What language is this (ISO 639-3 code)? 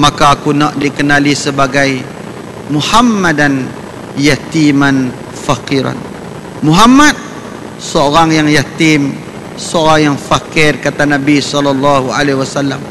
msa